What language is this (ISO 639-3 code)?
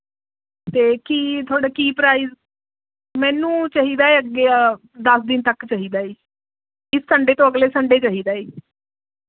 pan